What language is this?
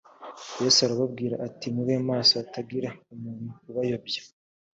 Kinyarwanda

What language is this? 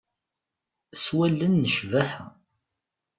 Kabyle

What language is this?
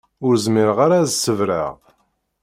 Kabyle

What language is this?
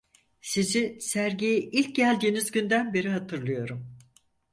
Turkish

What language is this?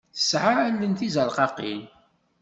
Kabyle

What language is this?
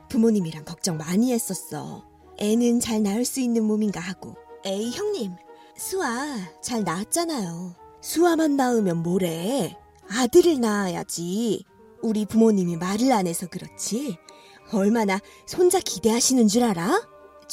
Korean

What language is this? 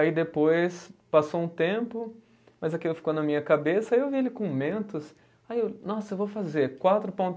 Portuguese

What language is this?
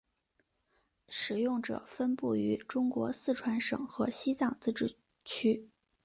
Chinese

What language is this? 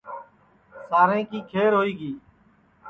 Sansi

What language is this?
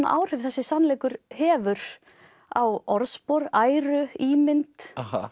Icelandic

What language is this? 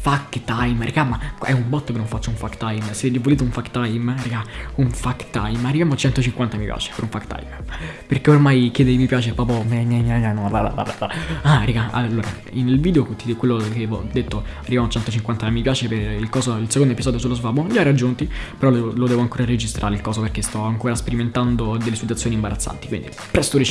Italian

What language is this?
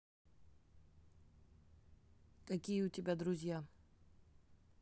Russian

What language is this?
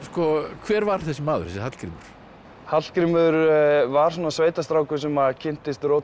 Icelandic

